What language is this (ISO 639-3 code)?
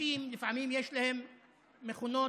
heb